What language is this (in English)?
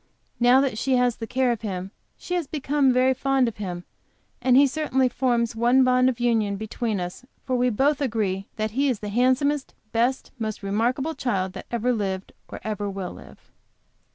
English